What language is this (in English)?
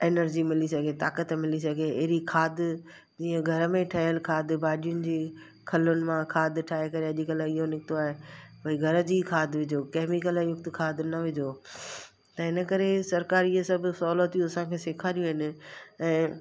Sindhi